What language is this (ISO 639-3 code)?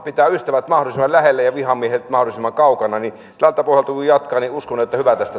fin